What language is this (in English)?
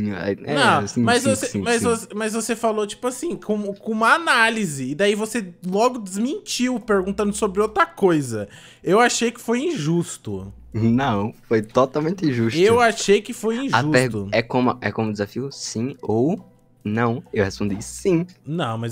Portuguese